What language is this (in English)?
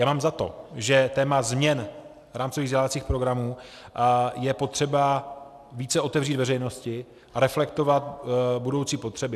Czech